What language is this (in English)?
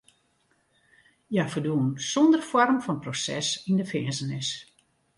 Western Frisian